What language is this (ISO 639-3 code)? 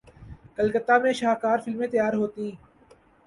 urd